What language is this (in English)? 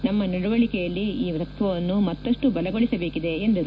Kannada